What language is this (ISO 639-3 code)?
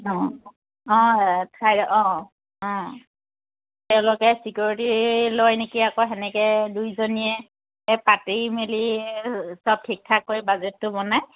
asm